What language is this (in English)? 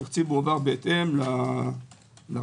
Hebrew